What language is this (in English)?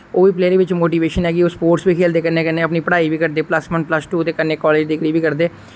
Dogri